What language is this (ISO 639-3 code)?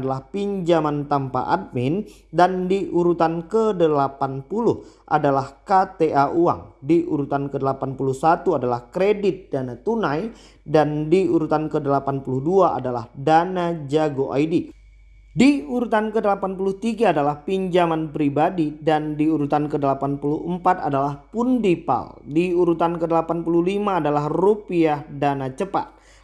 ind